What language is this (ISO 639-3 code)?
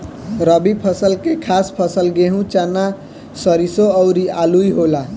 bho